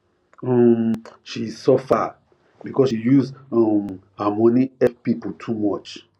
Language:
Nigerian Pidgin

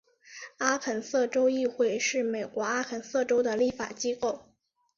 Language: Chinese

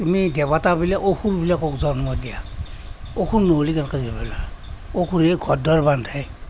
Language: Assamese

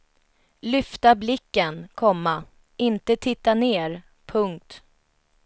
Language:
Swedish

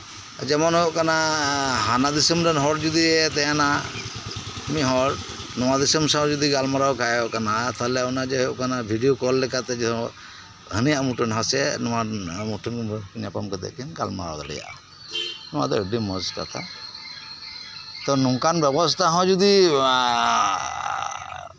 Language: Santali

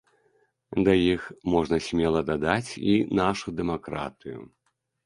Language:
Belarusian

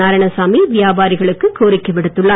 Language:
Tamil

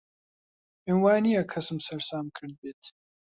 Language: Central Kurdish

